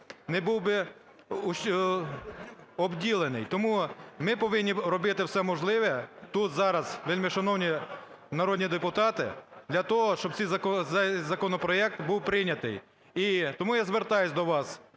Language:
Ukrainian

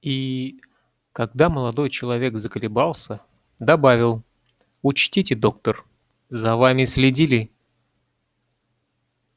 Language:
Russian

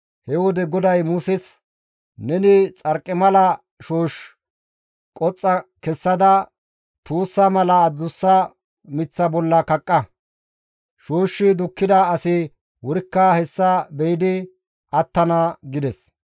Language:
Gamo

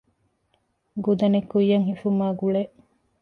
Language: Divehi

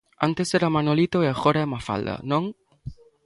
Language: Galician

